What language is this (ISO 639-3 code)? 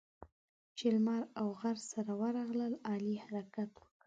pus